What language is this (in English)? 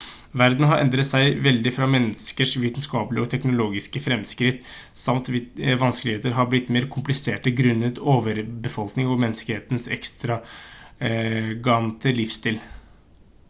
Norwegian Bokmål